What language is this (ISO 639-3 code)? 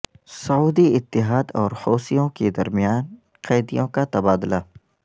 urd